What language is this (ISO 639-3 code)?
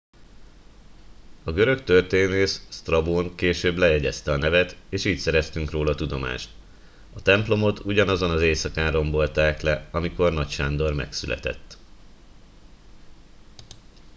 hun